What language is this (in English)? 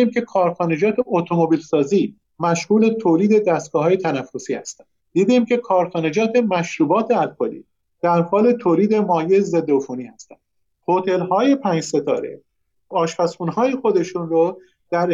Persian